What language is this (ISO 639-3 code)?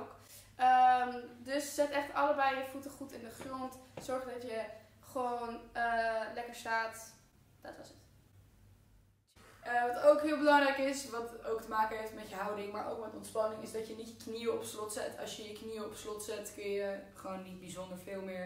nld